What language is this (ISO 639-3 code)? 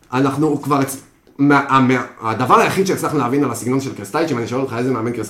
heb